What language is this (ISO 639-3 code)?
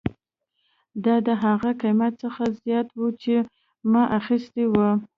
pus